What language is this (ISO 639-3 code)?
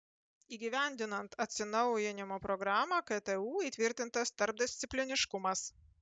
lit